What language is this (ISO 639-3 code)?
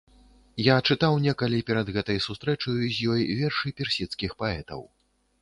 bel